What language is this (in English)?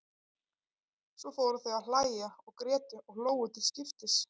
Icelandic